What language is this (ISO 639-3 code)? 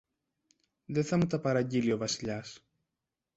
ell